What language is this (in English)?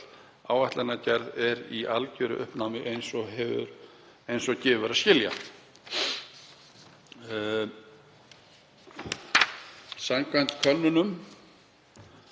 Icelandic